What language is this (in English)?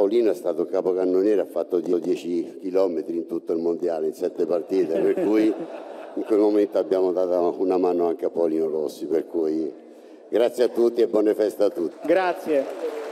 Italian